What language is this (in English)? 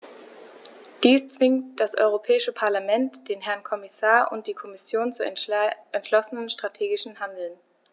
German